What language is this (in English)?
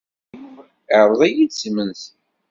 Kabyle